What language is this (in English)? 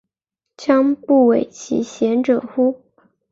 Chinese